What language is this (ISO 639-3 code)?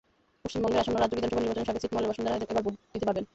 ben